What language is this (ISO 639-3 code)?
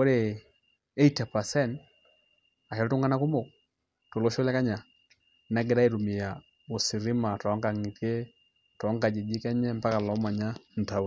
mas